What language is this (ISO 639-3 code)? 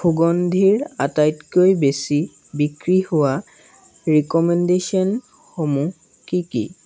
asm